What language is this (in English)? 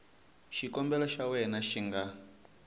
Tsonga